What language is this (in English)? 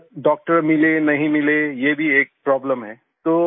Hindi